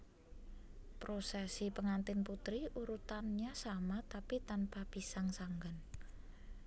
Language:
Javanese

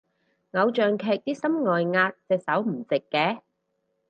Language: Cantonese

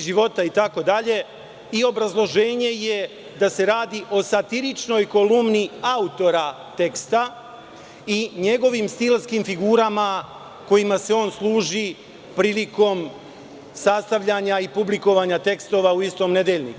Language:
Serbian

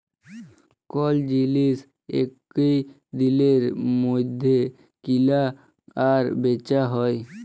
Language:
Bangla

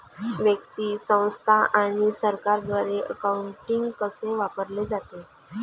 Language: Marathi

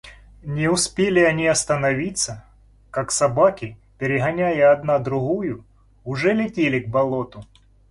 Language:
Russian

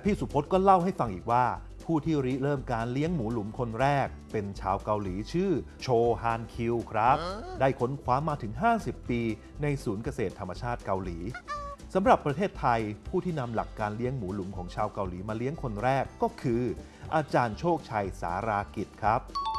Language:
Thai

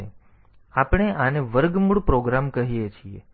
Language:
Gujarati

